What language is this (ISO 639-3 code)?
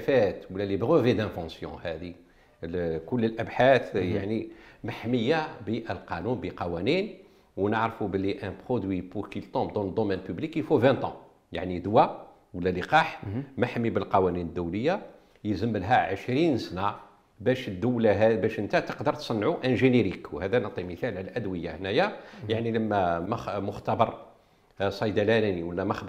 ara